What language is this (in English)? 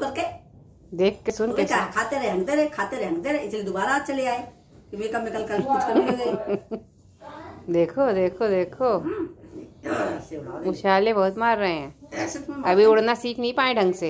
Hindi